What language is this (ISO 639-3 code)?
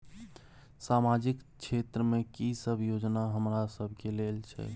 mai